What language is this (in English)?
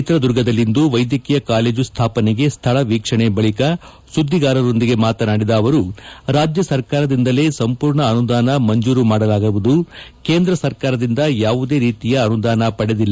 Kannada